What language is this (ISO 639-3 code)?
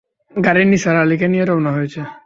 ben